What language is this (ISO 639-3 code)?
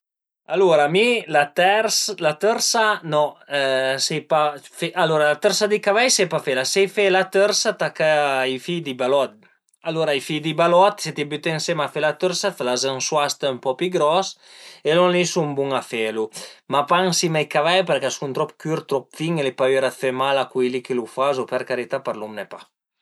pms